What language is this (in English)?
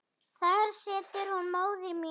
Icelandic